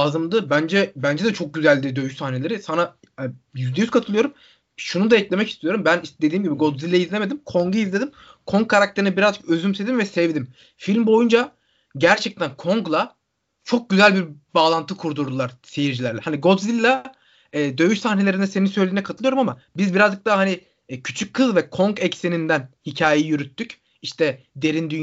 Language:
Turkish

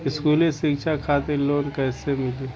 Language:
Bhojpuri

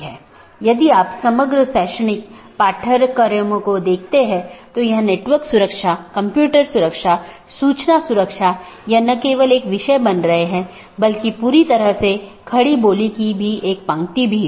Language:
Hindi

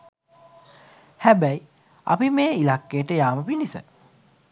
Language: Sinhala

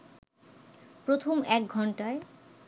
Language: Bangla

